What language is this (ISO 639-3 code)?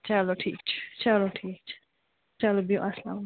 kas